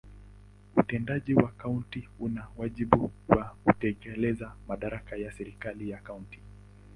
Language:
Swahili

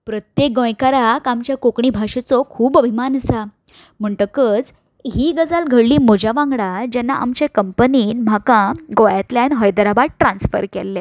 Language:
Konkani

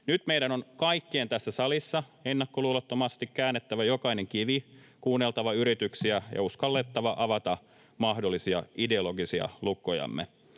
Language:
Finnish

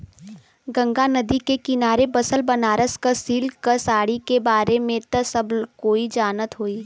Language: Bhojpuri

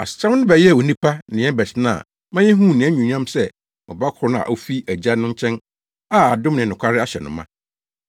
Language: Akan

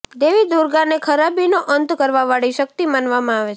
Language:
Gujarati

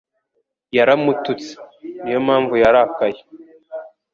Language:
Kinyarwanda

